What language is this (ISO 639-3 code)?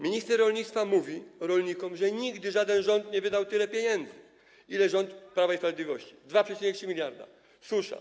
pol